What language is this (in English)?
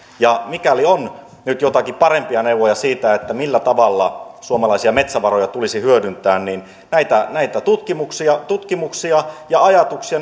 Finnish